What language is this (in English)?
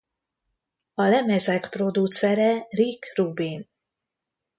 Hungarian